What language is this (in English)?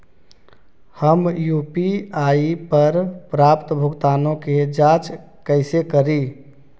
Magahi